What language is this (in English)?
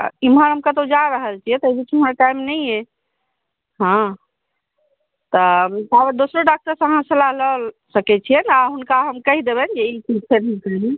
Maithili